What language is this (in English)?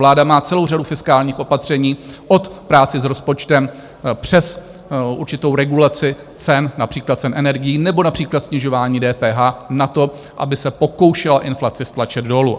Czech